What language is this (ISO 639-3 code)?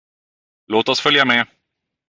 swe